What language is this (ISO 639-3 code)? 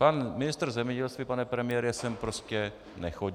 ces